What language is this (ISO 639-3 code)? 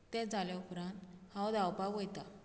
kok